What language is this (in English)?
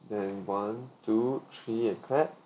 English